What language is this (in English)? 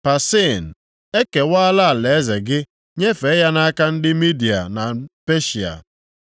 Igbo